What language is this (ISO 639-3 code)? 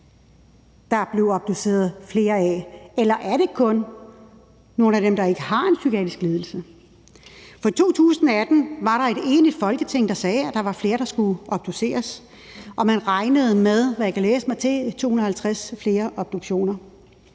dan